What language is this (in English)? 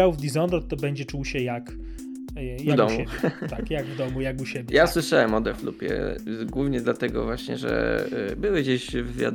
Polish